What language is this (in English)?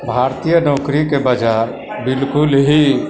Maithili